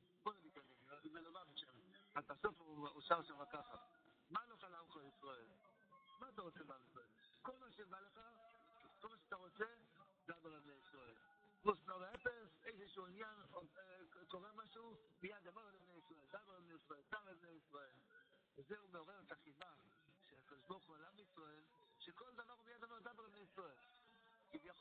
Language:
Hebrew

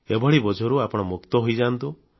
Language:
Odia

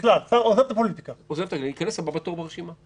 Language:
Hebrew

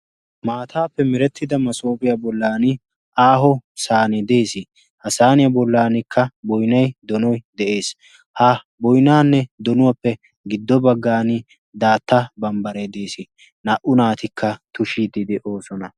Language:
Wolaytta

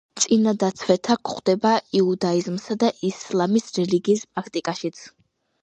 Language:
Georgian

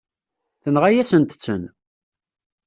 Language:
Kabyle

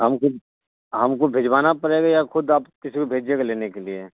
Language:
Urdu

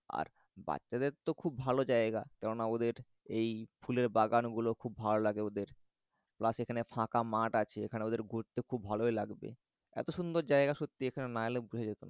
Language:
Bangla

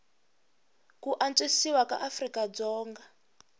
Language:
Tsonga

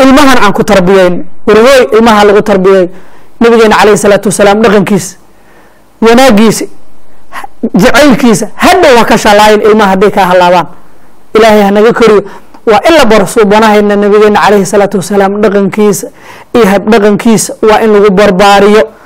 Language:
Arabic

